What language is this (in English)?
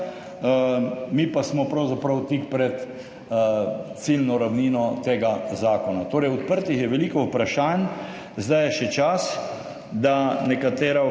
Slovenian